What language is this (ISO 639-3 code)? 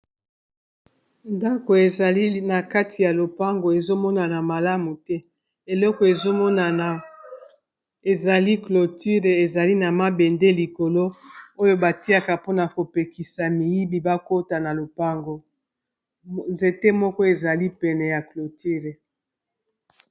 lin